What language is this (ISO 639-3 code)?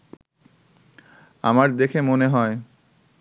ben